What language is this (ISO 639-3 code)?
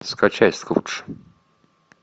rus